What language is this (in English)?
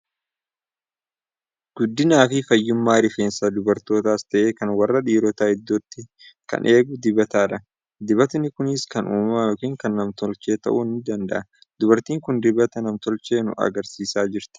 Oromo